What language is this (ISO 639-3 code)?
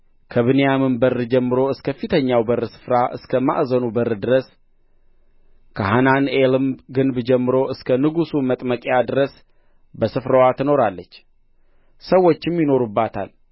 amh